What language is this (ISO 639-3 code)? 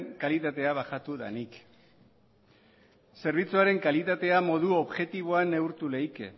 eus